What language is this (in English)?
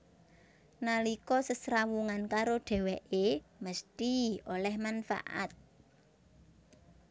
Javanese